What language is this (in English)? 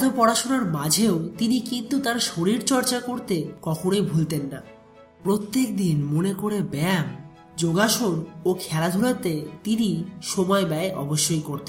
Hindi